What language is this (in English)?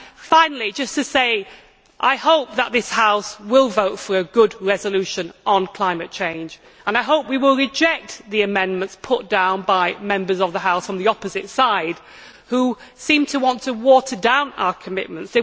English